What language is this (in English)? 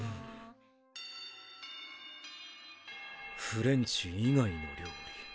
Japanese